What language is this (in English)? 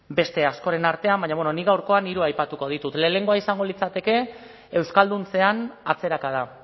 Basque